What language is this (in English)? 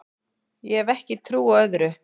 Icelandic